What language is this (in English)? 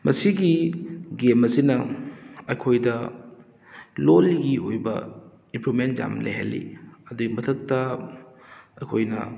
Manipuri